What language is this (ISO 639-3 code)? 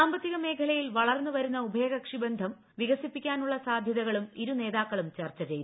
mal